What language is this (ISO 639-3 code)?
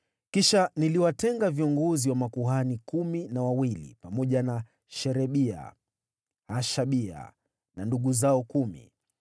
swa